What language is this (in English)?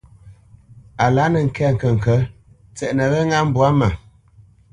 Bamenyam